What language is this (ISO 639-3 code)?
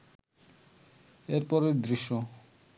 ben